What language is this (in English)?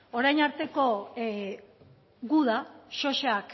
Basque